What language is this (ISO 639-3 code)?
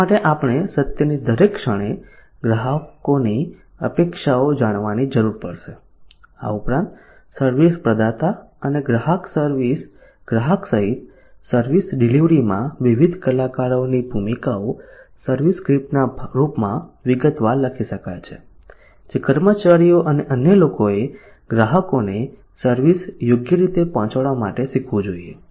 guj